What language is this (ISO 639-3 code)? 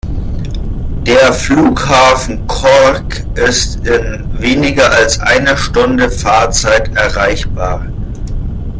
deu